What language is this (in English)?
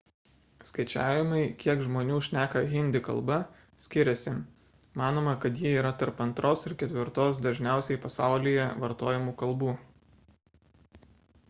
Lithuanian